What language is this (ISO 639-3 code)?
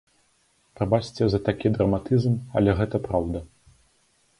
bel